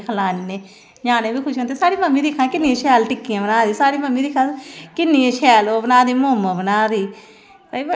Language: Dogri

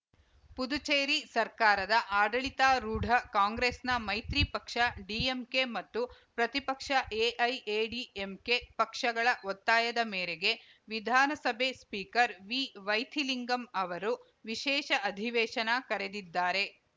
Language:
Kannada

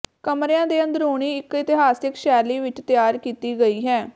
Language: Punjabi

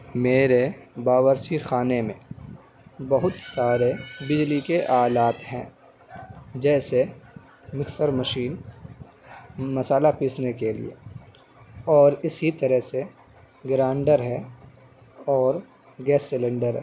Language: Urdu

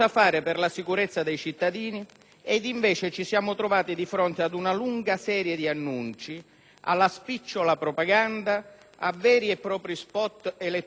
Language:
Italian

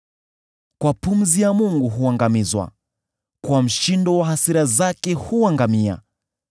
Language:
Swahili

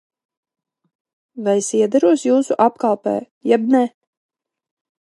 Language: Latvian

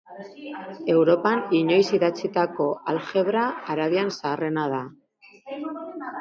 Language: Basque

